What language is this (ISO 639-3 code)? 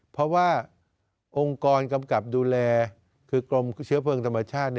tha